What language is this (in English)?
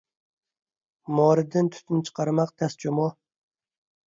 Uyghur